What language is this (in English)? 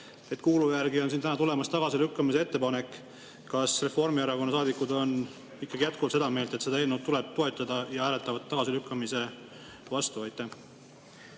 Estonian